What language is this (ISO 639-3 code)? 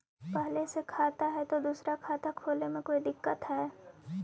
mag